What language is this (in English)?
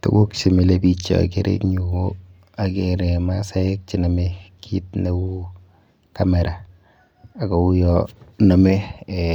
Kalenjin